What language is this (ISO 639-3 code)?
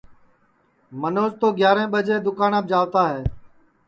ssi